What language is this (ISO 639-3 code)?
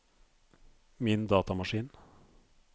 nor